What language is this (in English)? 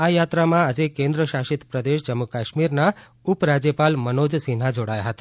Gujarati